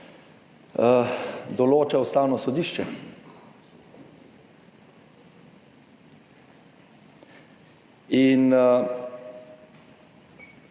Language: Slovenian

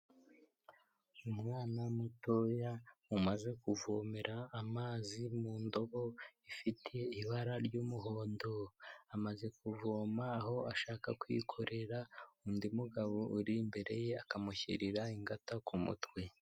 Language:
Kinyarwanda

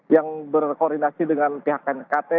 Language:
Indonesian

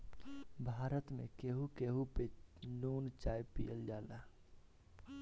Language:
Bhojpuri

